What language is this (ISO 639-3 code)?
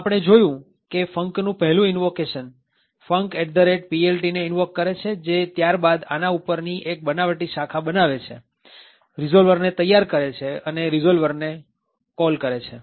guj